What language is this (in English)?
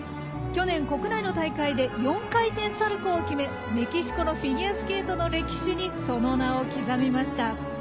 Japanese